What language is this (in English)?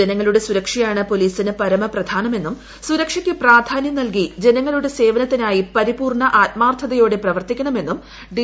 Malayalam